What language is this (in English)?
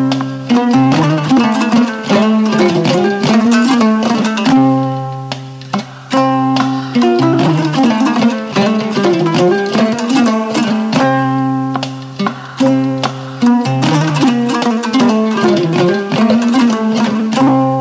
Fula